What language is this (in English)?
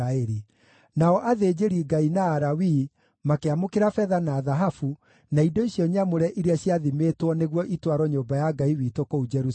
Kikuyu